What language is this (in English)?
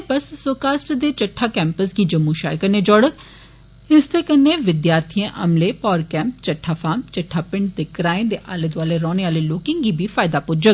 Dogri